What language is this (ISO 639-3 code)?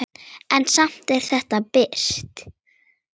isl